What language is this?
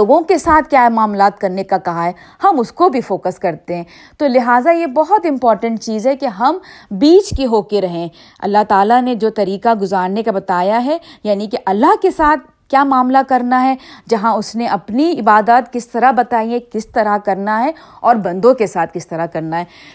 Urdu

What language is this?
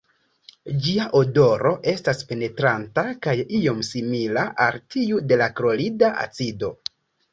Esperanto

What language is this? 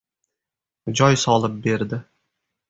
Uzbek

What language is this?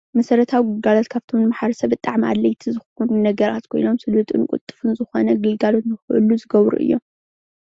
Tigrinya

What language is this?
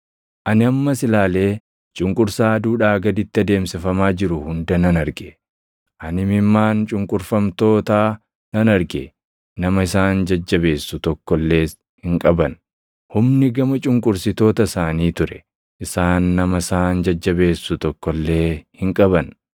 Oromo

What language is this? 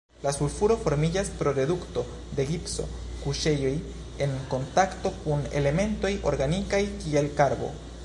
Esperanto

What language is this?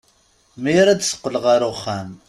Kabyle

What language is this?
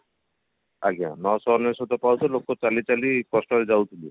Odia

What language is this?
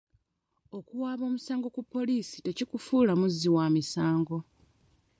Ganda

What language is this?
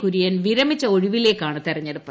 Malayalam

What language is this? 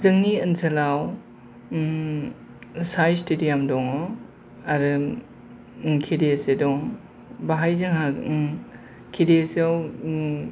Bodo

